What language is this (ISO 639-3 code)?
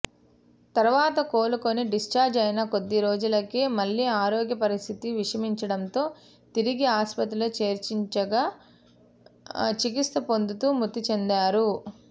tel